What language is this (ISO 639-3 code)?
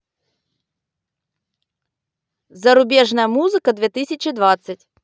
rus